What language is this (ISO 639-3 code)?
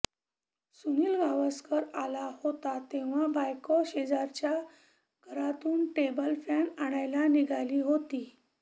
mar